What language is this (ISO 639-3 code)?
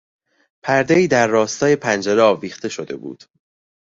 fas